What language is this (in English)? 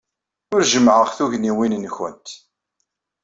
Kabyle